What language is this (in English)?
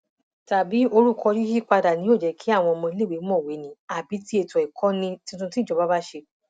Yoruba